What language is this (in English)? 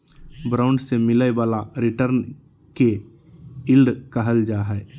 Magahi